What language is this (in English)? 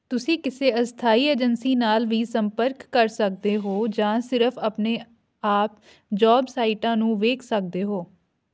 Punjabi